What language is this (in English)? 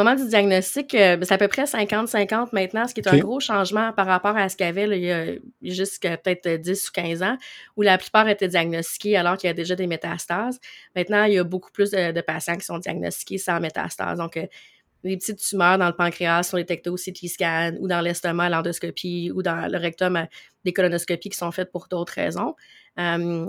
French